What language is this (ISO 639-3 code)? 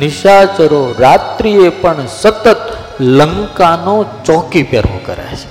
guj